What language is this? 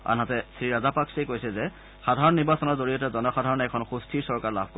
Assamese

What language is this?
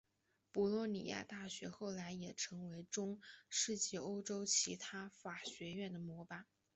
Chinese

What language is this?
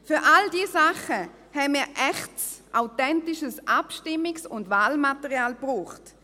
Swiss German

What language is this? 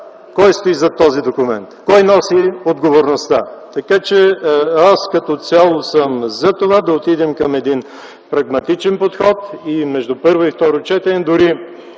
Bulgarian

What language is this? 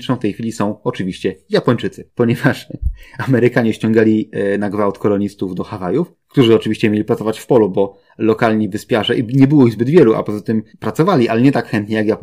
Polish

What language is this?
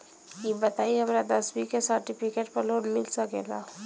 Bhojpuri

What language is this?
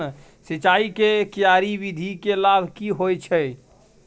Maithili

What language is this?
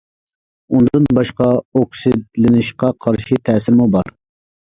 Uyghur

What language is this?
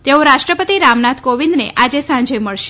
Gujarati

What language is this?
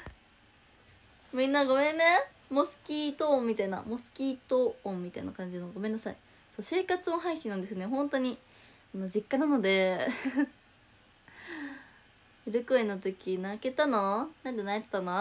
Japanese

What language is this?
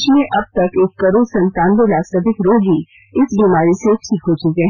Hindi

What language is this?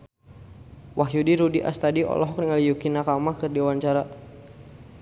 Sundanese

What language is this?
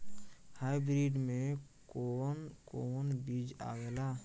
Bhojpuri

